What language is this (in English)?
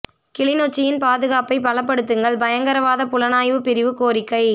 Tamil